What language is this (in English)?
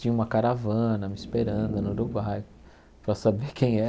Portuguese